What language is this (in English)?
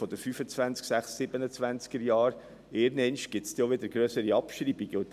Swiss German